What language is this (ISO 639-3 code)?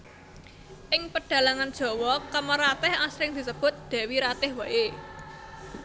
jav